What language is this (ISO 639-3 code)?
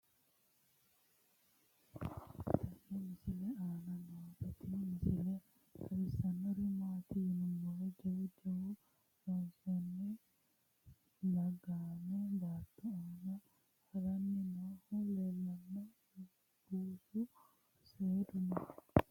sid